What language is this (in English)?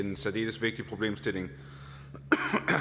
Danish